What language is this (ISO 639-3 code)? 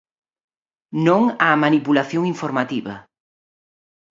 glg